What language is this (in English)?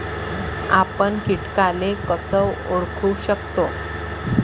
Marathi